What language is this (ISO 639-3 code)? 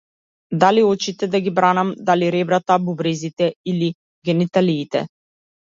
mkd